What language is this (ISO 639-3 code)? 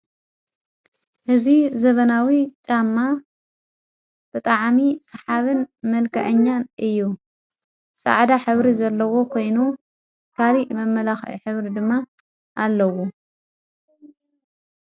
tir